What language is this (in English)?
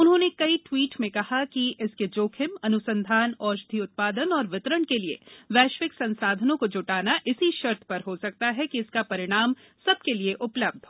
Hindi